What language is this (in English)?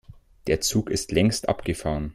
German